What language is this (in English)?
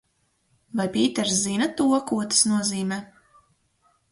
Latvian